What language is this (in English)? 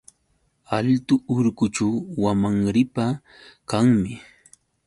Yauyos Quechua